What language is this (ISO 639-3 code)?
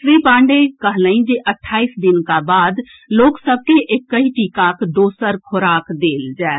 mai